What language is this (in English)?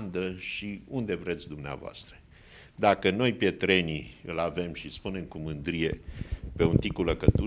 Romanian